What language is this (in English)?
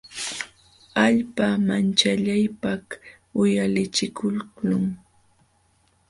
Jauja Wanca Quechua